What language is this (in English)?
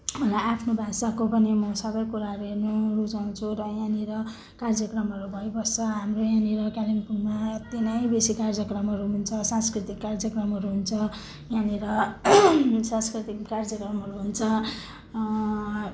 Nepali